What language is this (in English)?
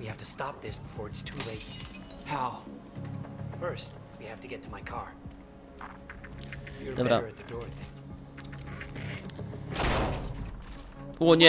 Polish